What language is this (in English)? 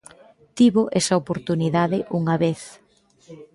Galician